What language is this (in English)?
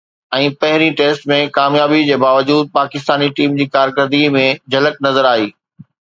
Sindhi